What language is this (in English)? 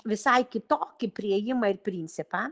Lithuanian